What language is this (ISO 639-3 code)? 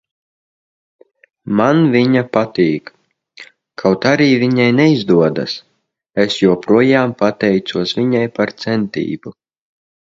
lav